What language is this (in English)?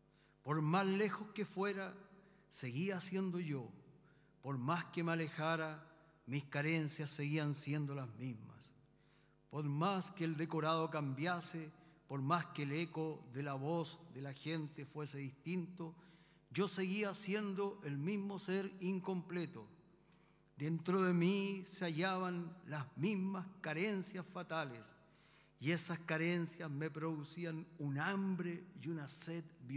Spanish